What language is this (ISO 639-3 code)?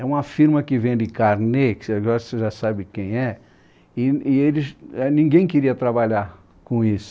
por